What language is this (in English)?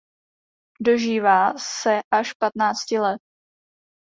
Czech